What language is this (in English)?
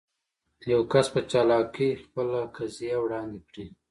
Pashto